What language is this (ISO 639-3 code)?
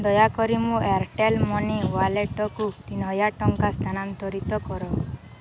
ori